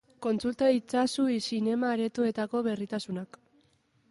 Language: Basque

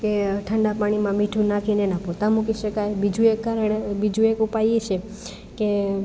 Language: Gujarati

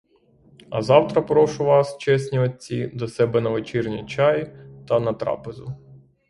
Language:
Ukrainian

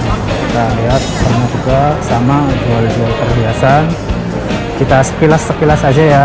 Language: Indonesian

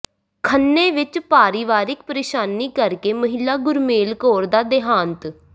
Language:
Punjabi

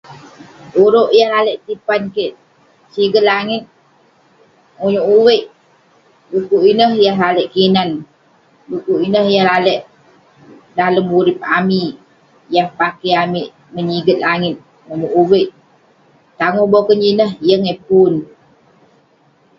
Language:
Western Penan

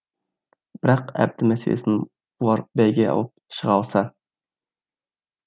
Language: Kazakh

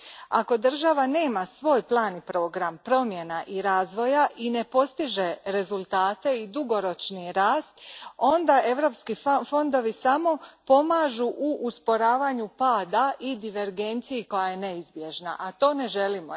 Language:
Croatian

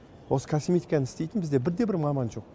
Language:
Kazakh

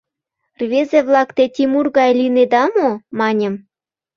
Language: Mari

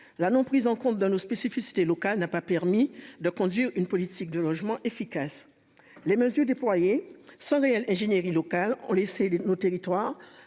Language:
French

